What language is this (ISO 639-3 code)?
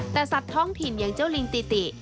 tha